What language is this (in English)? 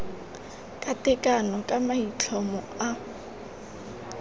Tswana